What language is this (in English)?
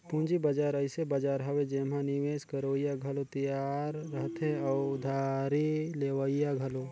Chhattisgarhi